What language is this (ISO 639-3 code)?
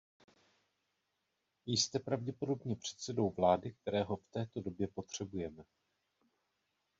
ces